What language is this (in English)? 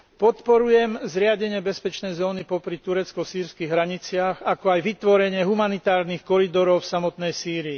Slovak